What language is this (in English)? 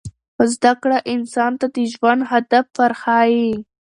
Pashto